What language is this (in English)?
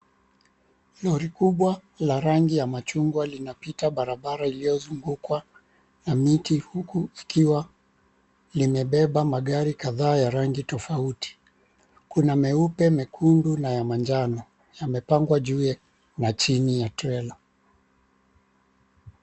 Swahili